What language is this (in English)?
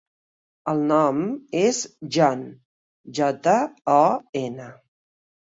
Catalan